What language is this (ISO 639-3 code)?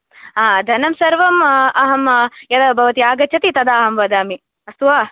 san